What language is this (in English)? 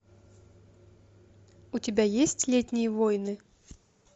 Russian